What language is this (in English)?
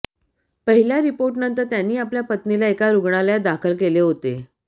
Marathi